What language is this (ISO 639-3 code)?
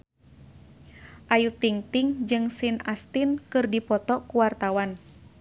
sun